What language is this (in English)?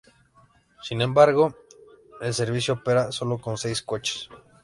Spanish